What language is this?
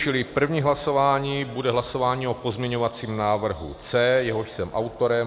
Czech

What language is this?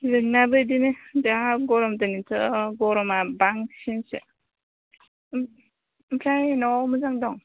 Bodo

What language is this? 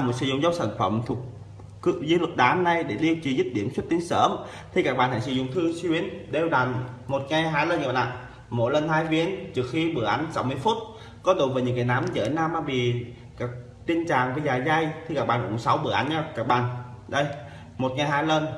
Vietnamese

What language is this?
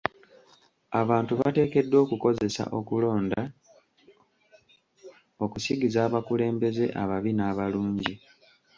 Ganda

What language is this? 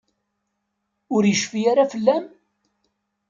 Kabyle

